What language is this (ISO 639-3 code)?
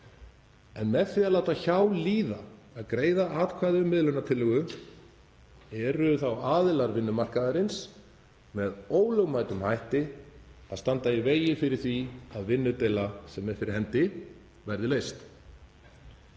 isl